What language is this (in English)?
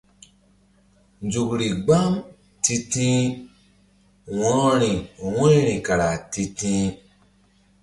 Mbum